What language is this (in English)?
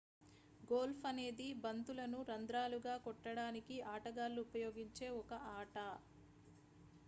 Telugu